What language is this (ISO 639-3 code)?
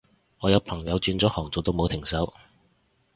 yue